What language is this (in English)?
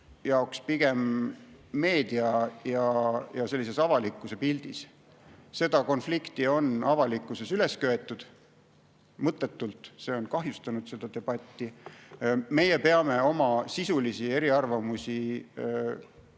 Estonian